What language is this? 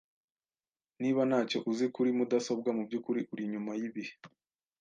Kinyarwanda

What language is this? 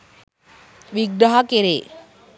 Sinhala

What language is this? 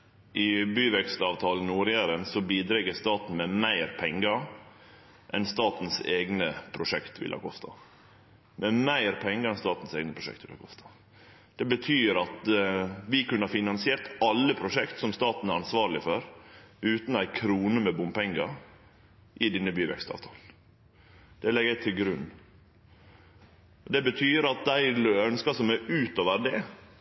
Norwegian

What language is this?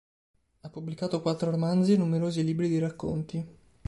Italian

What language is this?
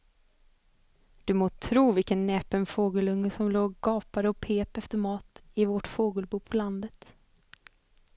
Swedish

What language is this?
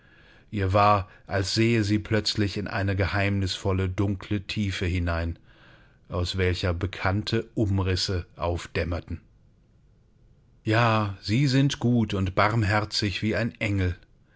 German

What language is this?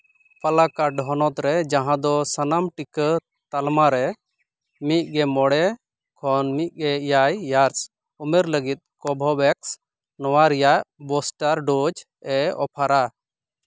Santali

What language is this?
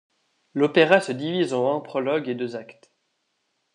French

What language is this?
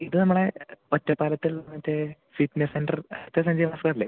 Malayalam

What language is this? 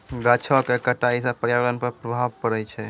Maithili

